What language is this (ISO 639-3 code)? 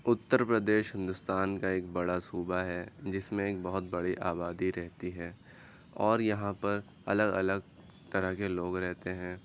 urd